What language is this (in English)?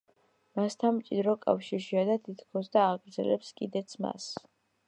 Georgian